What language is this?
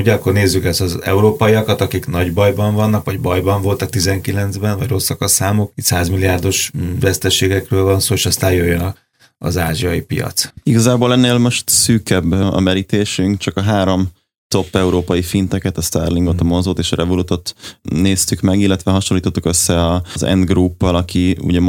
Hungarian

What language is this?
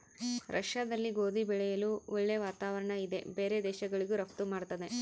Kannada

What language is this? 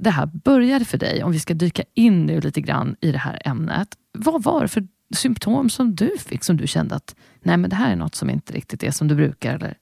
Swedish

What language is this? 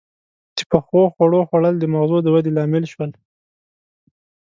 Pashto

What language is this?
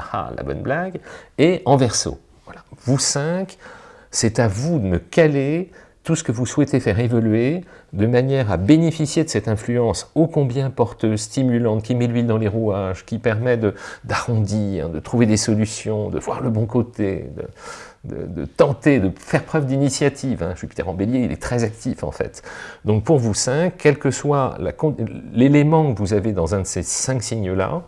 French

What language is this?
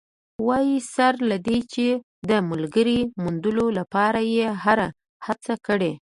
Pashto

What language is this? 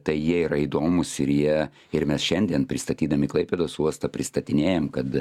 Lithuanian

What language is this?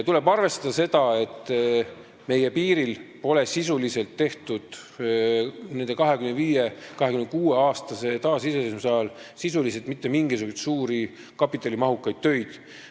Estonian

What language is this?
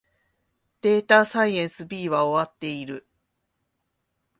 Japanese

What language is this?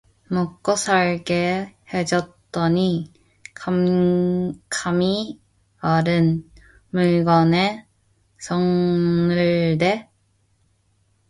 Korean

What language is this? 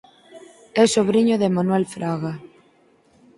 Galician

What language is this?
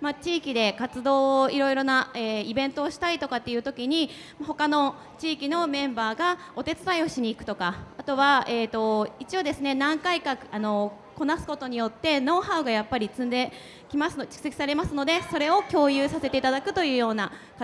Japanese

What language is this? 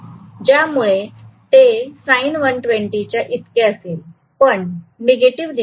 Marathi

